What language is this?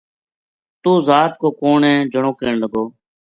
Gujari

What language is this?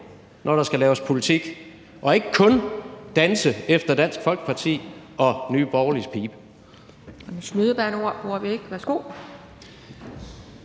Danish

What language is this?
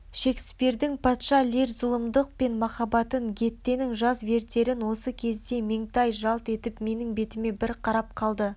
Kazakh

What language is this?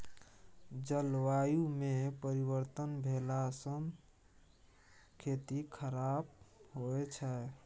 Maithili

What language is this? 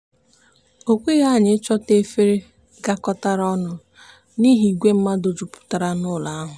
Igbo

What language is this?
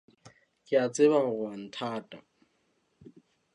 Southern Sotho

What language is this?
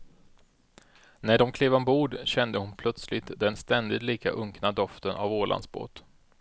Swedish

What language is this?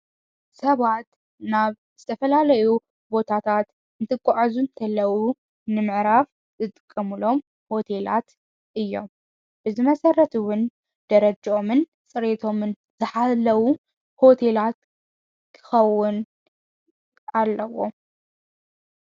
Tigrinya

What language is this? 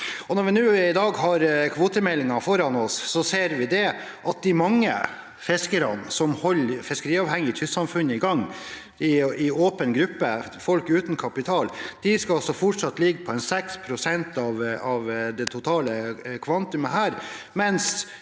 Norwegian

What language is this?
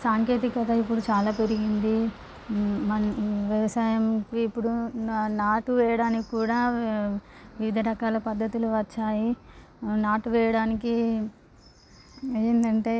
Telugu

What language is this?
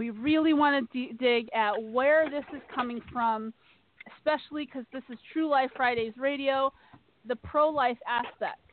English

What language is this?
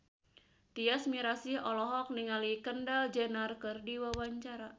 Sundanese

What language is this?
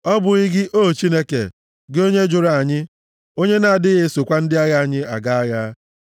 Igbo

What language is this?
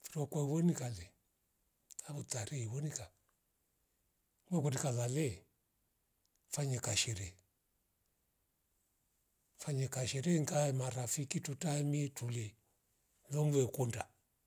Rombo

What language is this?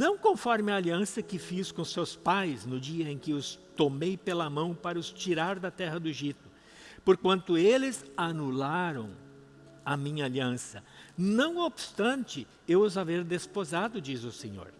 Portuguese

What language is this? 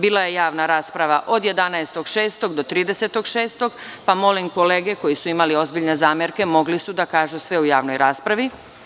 Serbian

